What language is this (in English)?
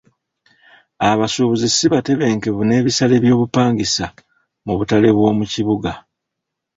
Ganda